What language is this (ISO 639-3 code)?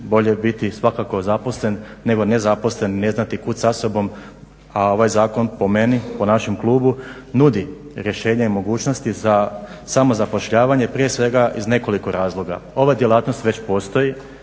hrv